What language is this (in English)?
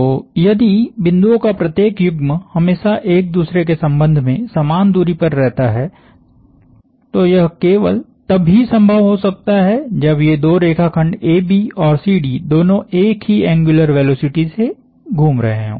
Hindi